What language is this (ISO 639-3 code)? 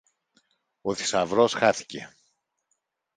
ell